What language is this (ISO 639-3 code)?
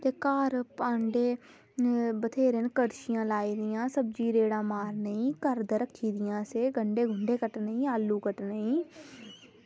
doi